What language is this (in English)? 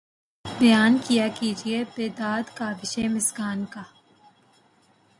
Urdu